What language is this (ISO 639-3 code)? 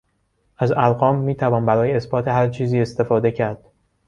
fas